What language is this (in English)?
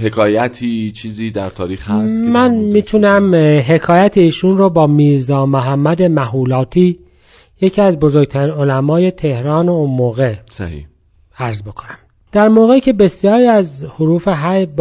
Persian